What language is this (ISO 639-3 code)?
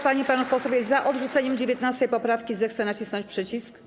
pol